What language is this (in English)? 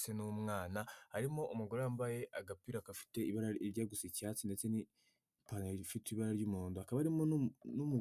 Kinyarwanda